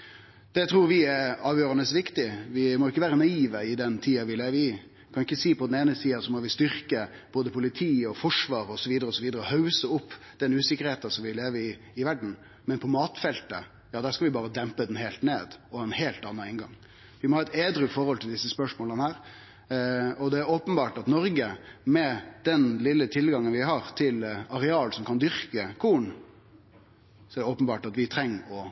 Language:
Norwegian Nynorsk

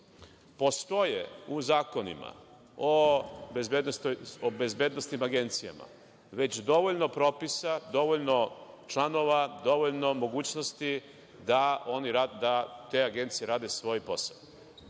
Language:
Serbian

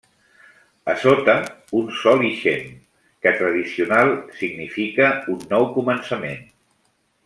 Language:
Catalan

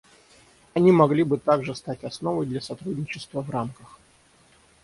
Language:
Russian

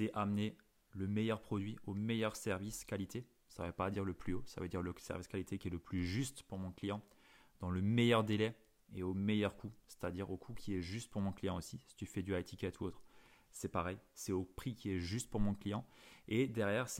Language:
French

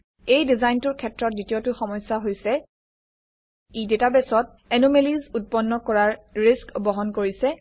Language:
Assamese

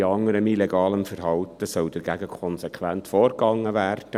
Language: Swiss German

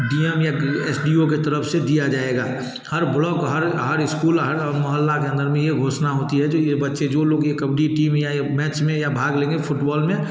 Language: Hindi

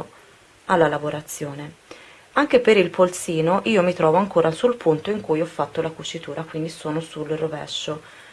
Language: Italian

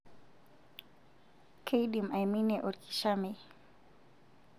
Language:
Masai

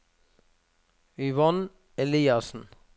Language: Norwegian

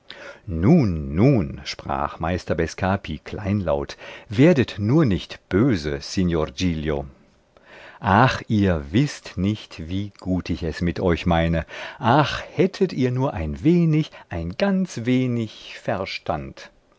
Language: German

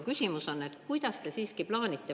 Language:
Estonian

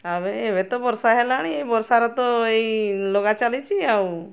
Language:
Odia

